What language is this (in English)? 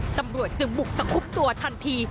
Thai